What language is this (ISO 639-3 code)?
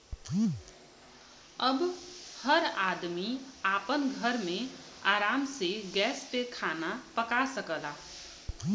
bho